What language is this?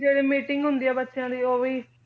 Punjabi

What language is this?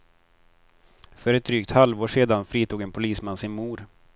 Swedish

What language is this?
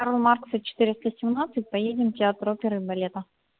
Russian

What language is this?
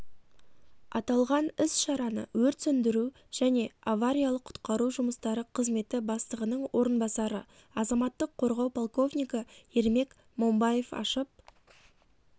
Kazakh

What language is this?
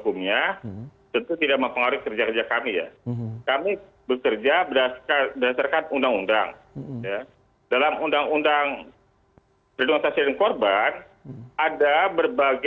Indonesian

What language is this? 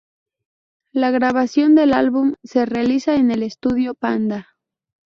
Spanish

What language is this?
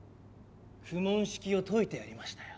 Japanese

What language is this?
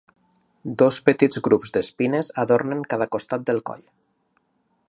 Catalan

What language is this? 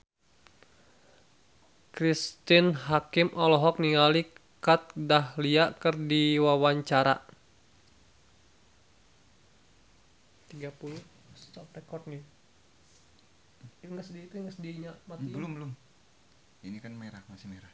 Sundanese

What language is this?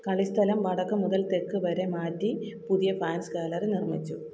Malayalam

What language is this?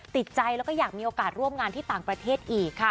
Thai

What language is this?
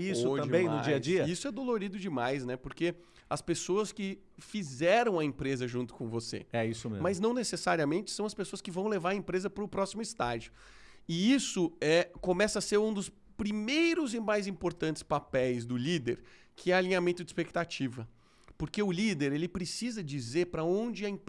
Portuguese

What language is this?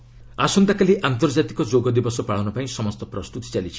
Odia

